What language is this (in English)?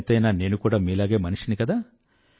Telugu